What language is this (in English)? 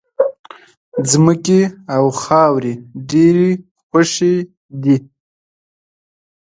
Pashto